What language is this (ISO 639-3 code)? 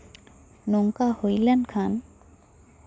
sat